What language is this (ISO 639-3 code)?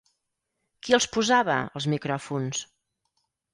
cat